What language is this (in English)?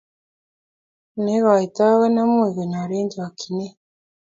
Kalenjin